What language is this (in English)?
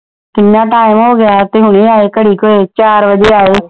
Punjabi